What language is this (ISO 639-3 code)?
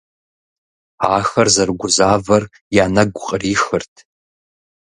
kbd